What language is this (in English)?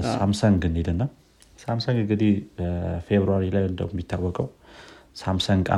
Amharic